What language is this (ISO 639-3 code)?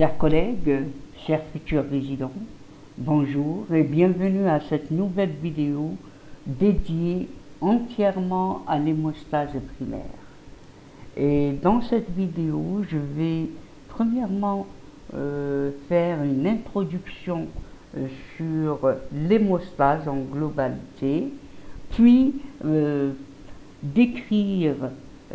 fra